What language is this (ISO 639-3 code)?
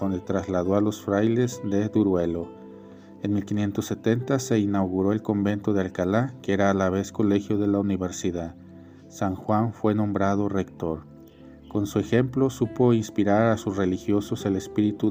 spa